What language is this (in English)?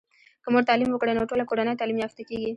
Pashto